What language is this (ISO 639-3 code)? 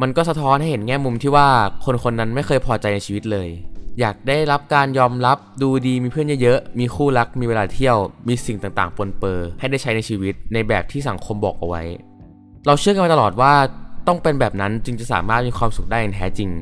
tha